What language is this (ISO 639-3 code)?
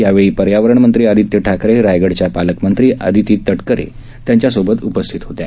mar